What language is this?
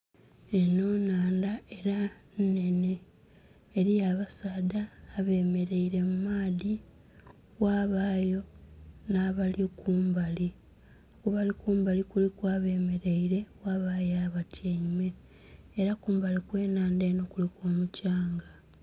Soga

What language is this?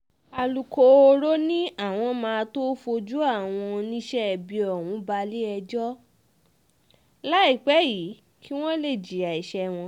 Yoruba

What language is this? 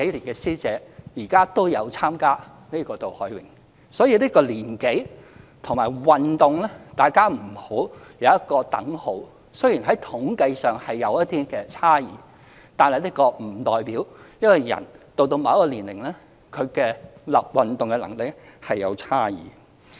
Cantonese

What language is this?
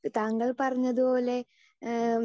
Malayalam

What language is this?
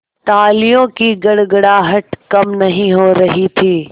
Hindi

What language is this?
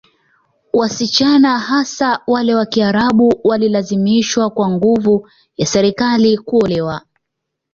Swahili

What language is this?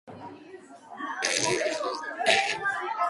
Georgian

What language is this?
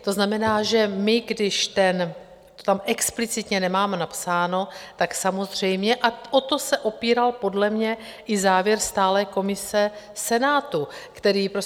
Czech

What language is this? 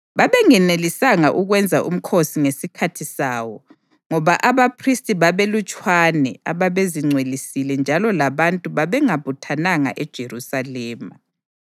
North Ndebele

